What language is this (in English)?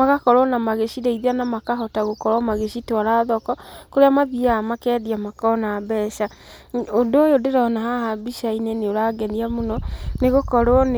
Kikuyu